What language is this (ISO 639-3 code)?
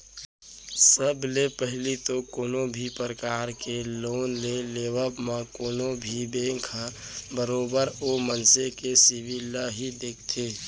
hne